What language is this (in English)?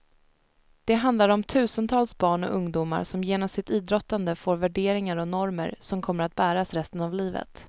Swedish